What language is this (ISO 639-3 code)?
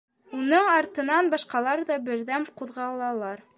bak